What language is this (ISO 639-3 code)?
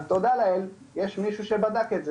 heb